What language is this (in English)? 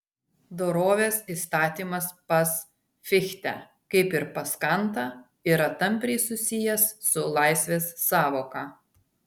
Lithuanian